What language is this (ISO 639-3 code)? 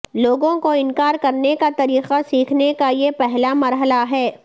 urd